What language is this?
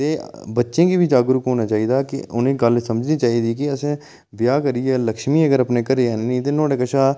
Dogri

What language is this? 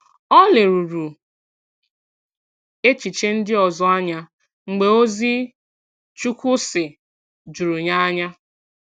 Igbo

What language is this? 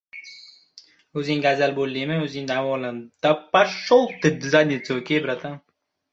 Uzbek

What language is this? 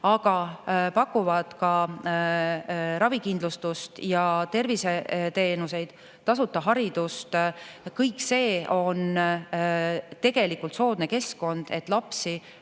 Estonian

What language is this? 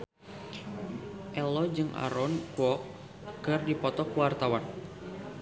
Sundanese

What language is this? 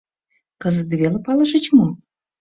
Mari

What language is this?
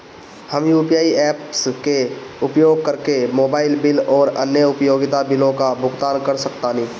Bhojpuri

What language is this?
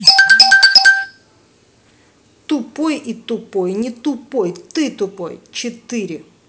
Russian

